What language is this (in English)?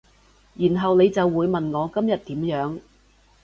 Cantonese